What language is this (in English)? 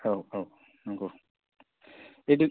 Bodo